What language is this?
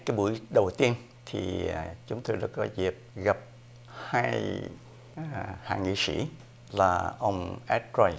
Vietnamese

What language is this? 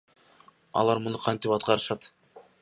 Kyrgyz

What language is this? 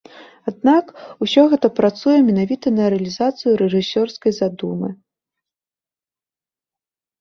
Belarusian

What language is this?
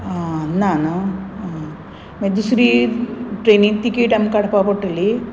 Konkani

